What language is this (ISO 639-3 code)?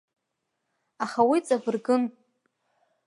abk